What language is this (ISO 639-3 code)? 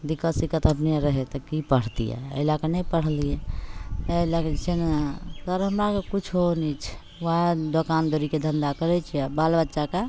mai